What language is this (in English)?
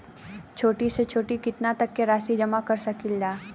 Bhojpuri